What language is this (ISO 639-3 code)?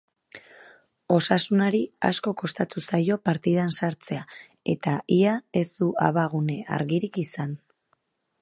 eus